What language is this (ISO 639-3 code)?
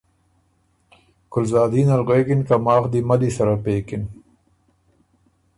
oru